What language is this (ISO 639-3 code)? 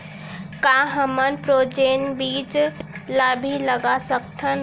hne